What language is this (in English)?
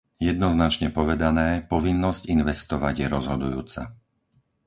Slovak